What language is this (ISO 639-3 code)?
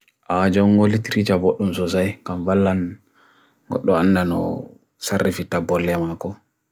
fui